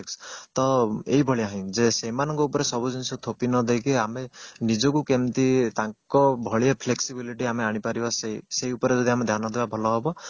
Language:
Odia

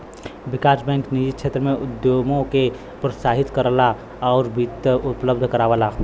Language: Bhojpuri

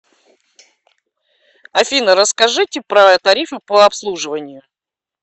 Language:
Russian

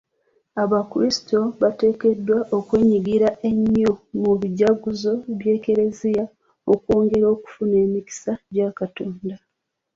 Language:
Ganda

